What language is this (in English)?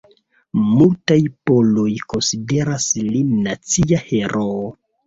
Esperanto